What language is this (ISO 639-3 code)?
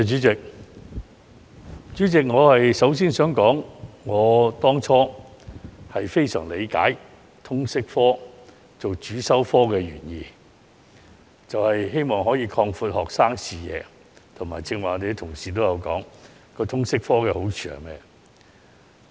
yue